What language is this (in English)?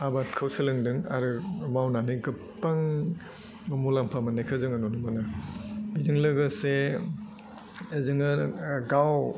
Bodo